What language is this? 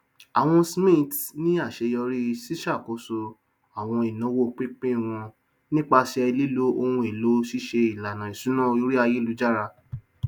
Yoruba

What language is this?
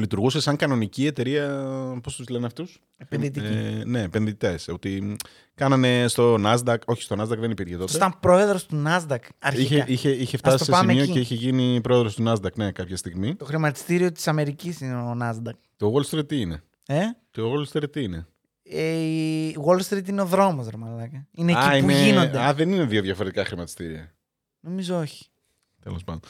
Greek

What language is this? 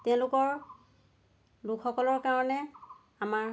Assamese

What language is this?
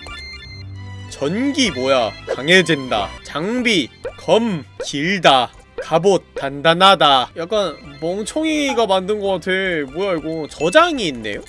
Korean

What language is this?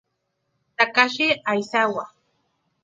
Spanish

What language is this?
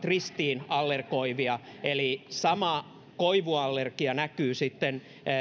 Finnish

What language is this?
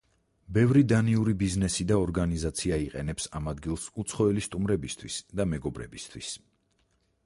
Georgian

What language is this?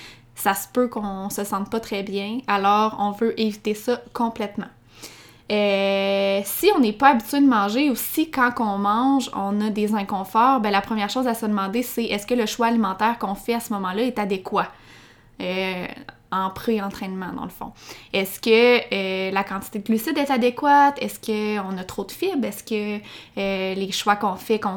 French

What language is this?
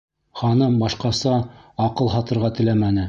Bashkir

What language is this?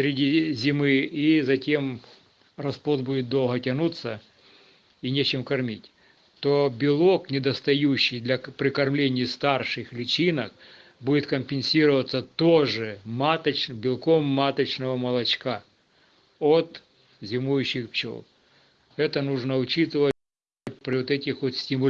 Russian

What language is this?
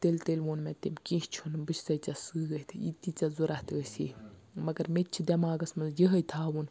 Kashmiri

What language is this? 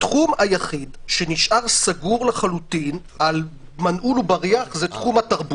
Hebrew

